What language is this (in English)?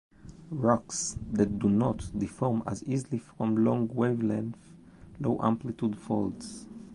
English